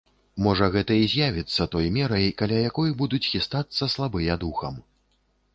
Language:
Belarusian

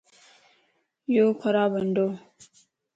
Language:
Lasi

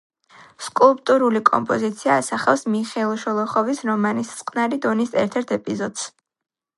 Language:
Georgian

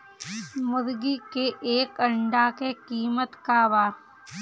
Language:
Bhojpuri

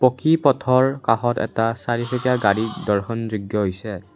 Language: Assamese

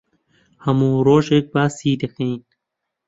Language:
Central Kurdish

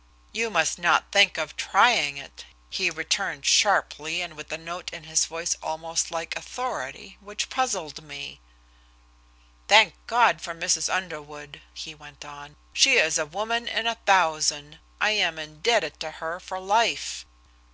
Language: English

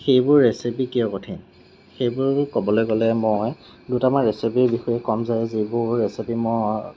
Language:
Assamese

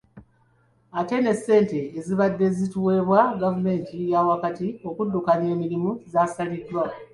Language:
Ganda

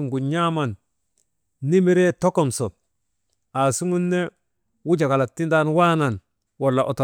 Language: Maba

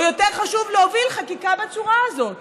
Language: Hebrew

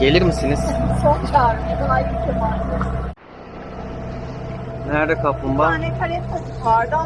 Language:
Turkish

